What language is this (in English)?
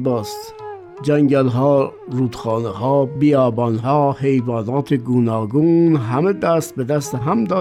Persian